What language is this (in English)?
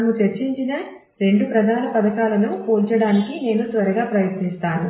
Telugu